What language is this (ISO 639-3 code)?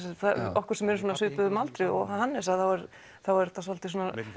isl